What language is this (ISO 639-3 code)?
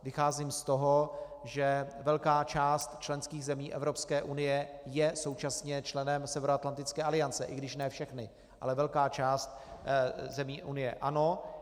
ces